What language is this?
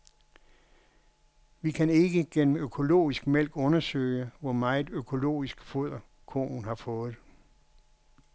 Danish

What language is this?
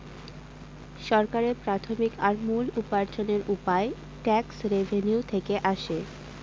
Bangla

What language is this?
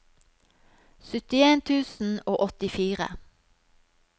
Norwegian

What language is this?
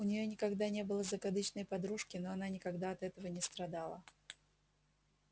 Russian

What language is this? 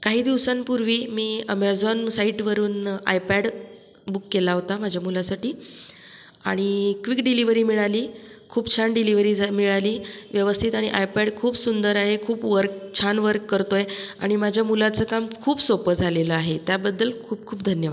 Marathi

